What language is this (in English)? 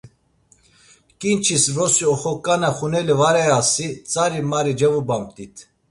Laz